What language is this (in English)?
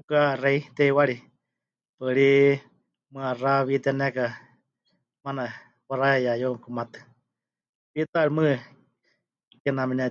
Huichol